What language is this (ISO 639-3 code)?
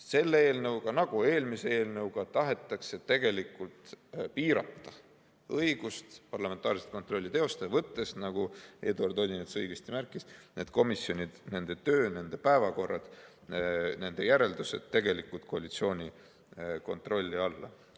est